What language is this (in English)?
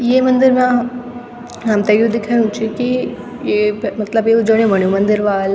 Garhwali